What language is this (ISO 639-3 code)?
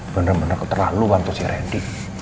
ind